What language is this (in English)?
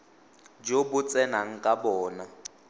Tswana